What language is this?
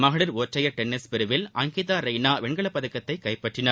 Tamil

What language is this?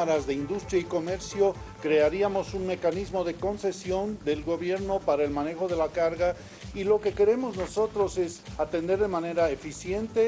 Spanish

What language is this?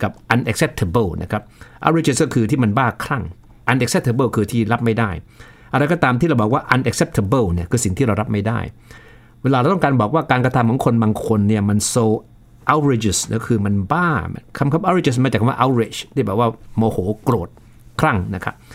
Thai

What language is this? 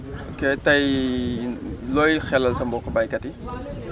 Wolof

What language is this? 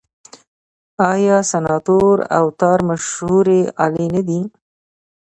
Pashto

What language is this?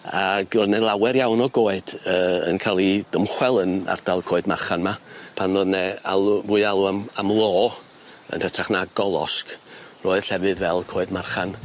Welsh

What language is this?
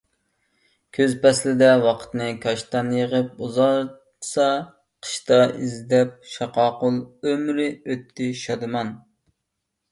Uyghur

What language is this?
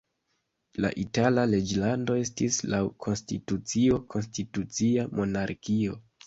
Esperanto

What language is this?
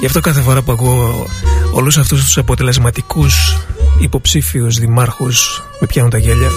Greek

